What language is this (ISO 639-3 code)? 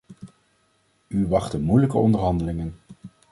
nld